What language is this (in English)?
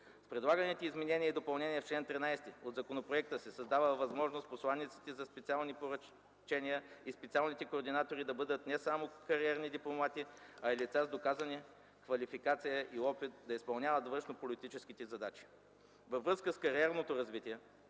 Bulgarian